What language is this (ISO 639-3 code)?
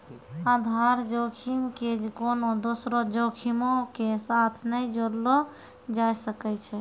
mai